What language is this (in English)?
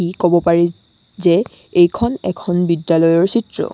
Assamese